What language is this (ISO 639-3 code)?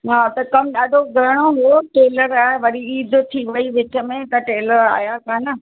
snd